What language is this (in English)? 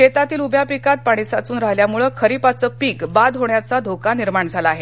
Marathi